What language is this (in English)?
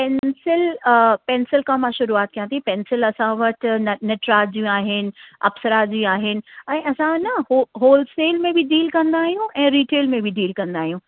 Sindhi